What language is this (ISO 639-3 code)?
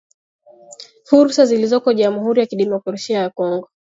swa